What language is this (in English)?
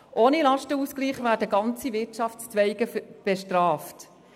Swiss German